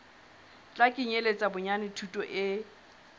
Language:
Southern Sotho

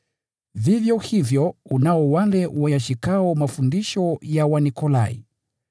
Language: Swahili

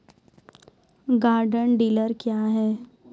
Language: Maithili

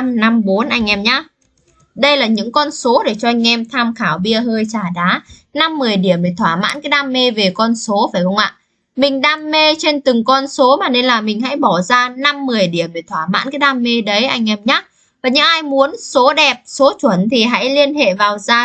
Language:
Vietnamese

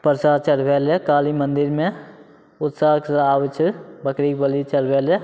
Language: Maithili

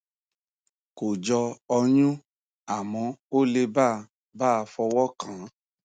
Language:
Yoruba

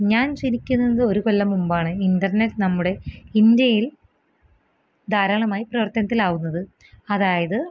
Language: Malayalam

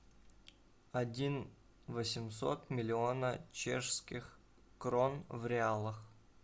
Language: Russian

